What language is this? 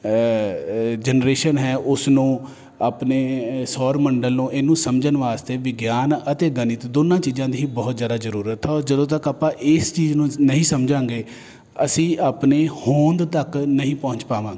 Punjabi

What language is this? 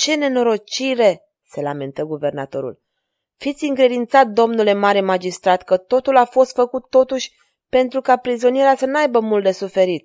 Romanian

